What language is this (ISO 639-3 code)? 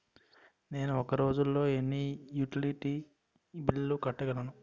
tel